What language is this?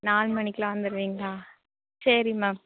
Tamil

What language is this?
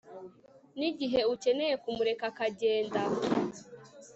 Kinyarwanda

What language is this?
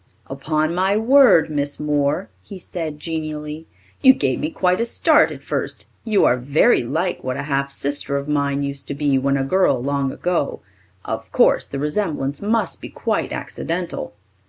English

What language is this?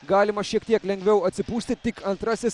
Lithuanian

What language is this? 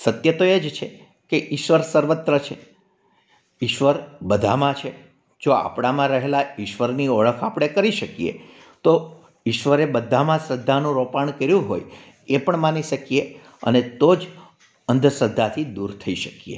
Gujarati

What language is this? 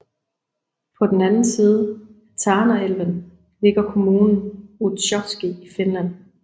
Danish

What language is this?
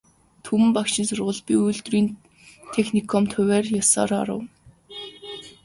Mongolian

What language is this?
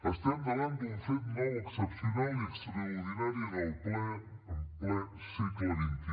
Catalan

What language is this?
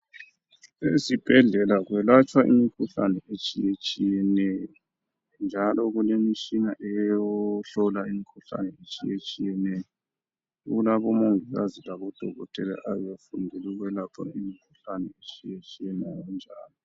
North Ndebele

